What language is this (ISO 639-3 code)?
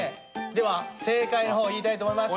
jpn